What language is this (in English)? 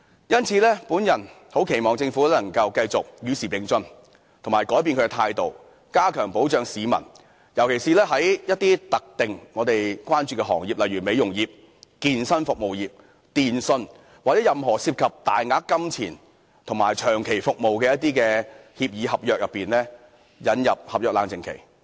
Cantonese